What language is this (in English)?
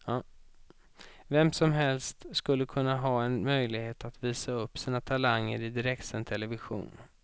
Swedish